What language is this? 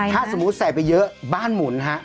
Thai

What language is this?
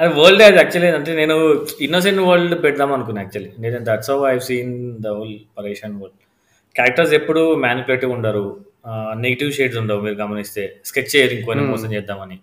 Telugu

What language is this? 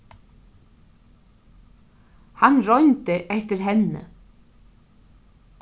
Faroese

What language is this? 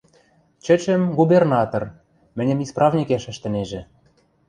Western Mari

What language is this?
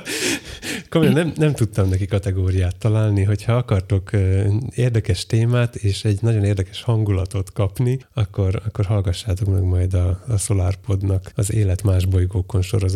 Hungarian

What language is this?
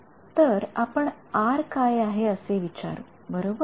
Marathi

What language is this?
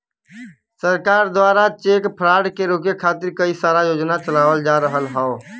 Bhojpuri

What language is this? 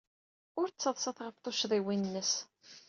Kabyle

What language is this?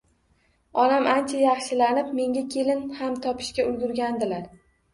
Uzbek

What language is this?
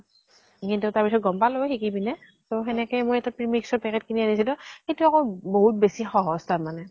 Assamese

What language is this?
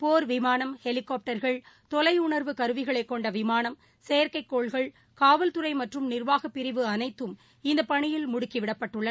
Tamil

